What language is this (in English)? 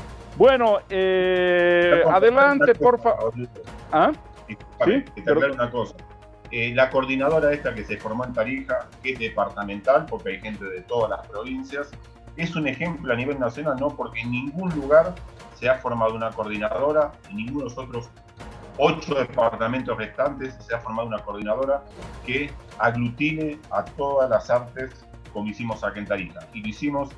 Spanish